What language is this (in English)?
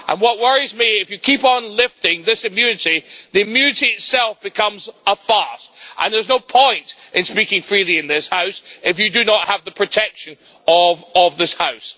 English